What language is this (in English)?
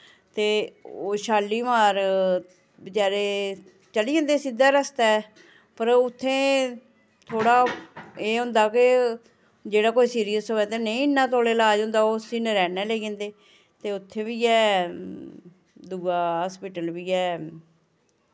Dogri